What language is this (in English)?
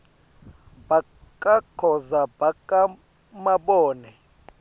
Swati